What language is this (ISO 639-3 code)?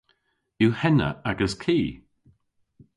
cor